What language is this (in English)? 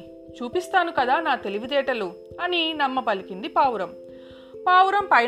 Telugu